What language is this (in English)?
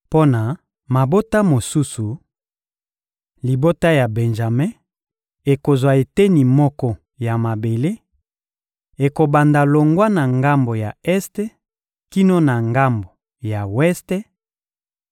Lingala